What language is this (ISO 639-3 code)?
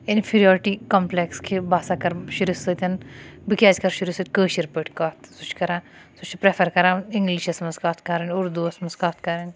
kas